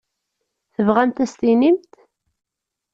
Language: Kabyle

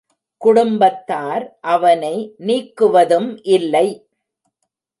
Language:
Tamil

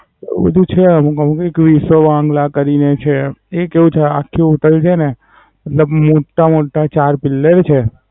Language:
Gujarati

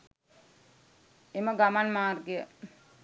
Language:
Sinhala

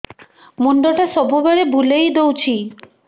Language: Odia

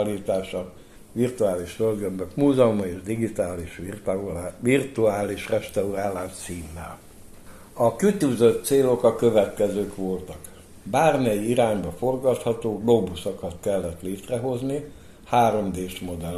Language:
Hungarian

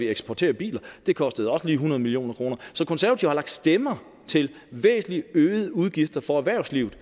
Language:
Danish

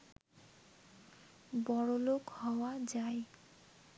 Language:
Bangla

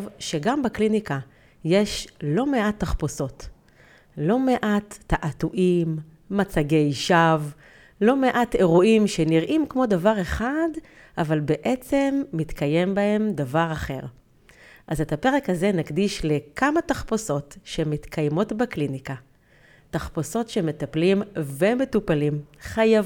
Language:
Hebrew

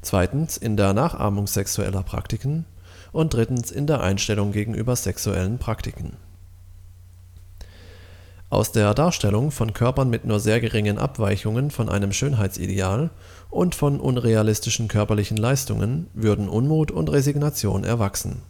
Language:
German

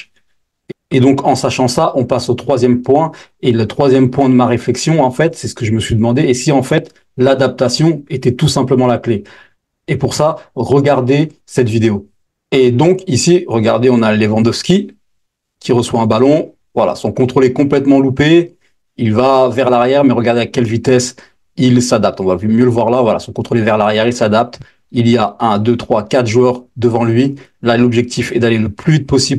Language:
French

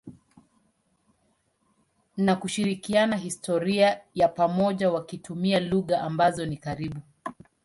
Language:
Swahili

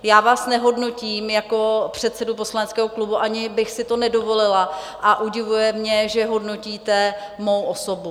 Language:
Czech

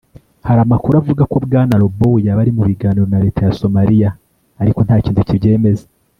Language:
Kinyarwanda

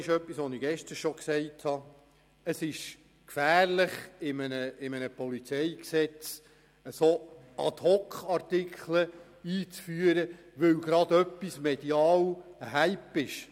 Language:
Swiss German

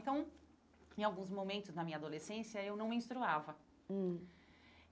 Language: Portuguese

